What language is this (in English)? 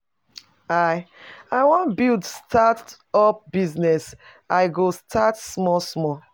Nigerian Pidgin